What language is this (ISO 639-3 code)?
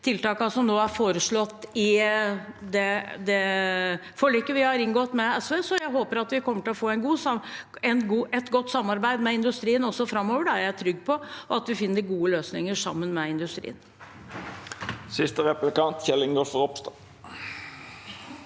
nor